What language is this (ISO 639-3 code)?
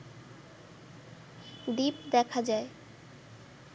ben